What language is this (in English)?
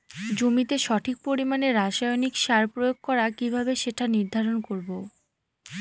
Bangla